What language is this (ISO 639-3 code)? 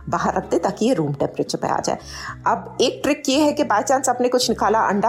hin